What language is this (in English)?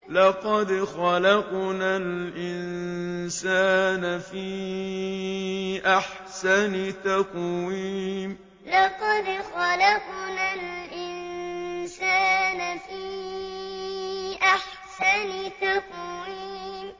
Arabic